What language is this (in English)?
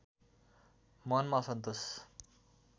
Nepali